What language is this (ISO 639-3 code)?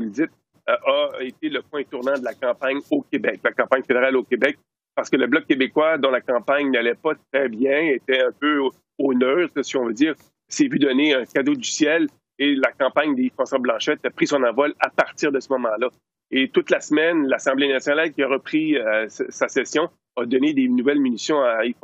fra